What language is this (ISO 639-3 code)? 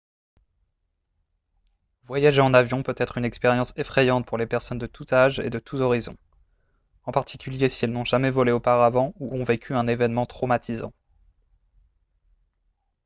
fra